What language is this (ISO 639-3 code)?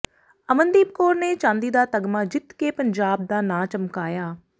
pan